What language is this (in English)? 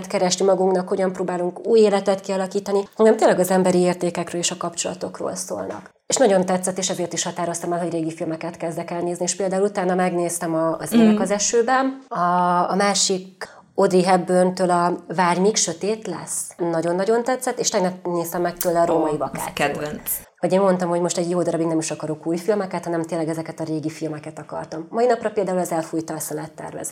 Hungarian